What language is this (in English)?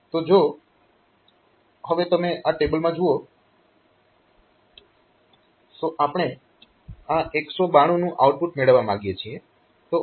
Gujarati